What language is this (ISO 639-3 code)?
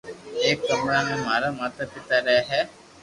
lrk